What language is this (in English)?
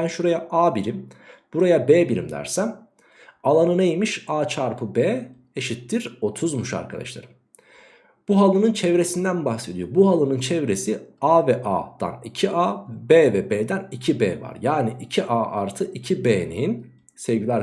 Turkish